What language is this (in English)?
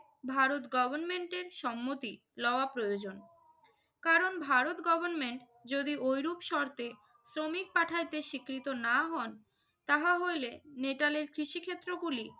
Bangla